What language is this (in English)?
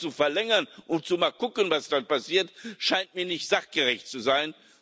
German